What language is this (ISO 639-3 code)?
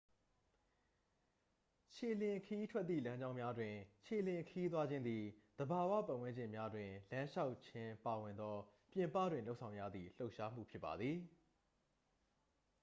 mya